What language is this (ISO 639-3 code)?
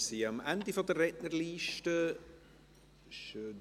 gsw